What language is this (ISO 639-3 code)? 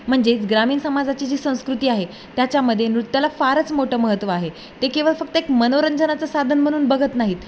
mar